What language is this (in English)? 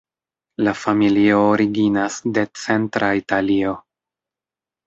Esperanto